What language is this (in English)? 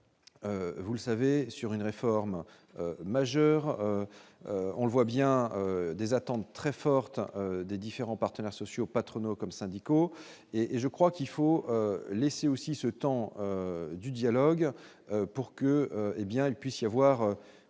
French